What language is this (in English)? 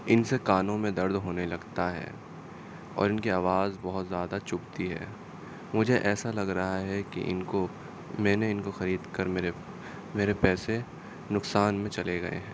Urdu